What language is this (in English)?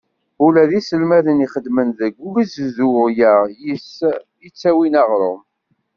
Kabyle